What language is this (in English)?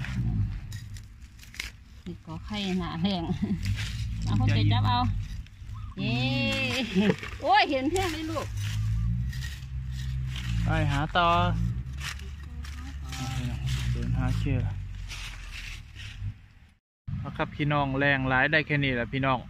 Thai